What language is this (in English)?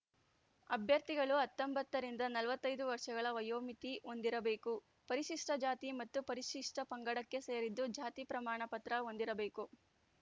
Kannada